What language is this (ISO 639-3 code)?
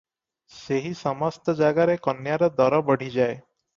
ori